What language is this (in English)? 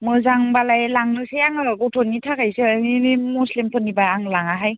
Bodo